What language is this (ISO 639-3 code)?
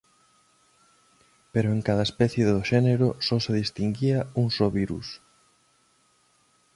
glg